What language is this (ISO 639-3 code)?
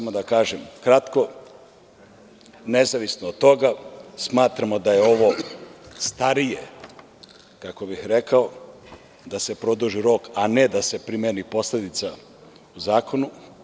srp